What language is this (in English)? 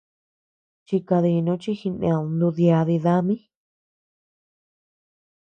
Tepeuxila Cuicatec